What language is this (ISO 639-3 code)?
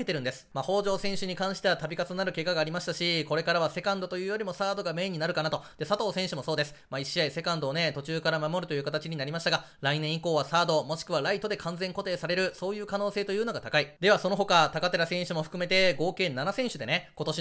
jpn